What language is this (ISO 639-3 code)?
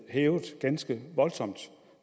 dan